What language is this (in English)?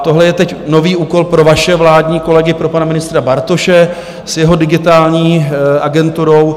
Czech